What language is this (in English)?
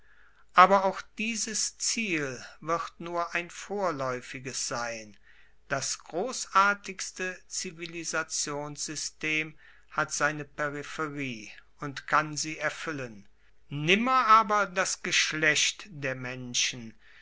German